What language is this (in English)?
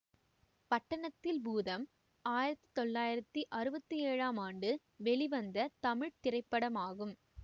Tamil